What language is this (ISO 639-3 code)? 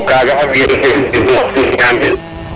srr